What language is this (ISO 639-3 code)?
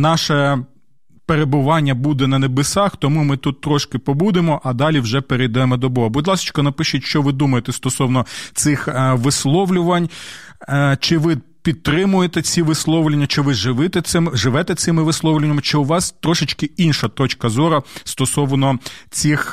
ukr